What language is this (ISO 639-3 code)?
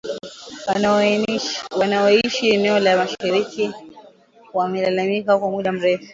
swa